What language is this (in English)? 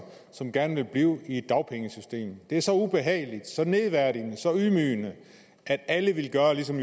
Danish